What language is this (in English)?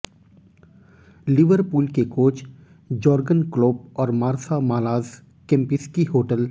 Hindi